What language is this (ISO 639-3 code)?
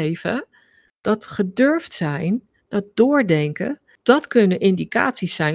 nld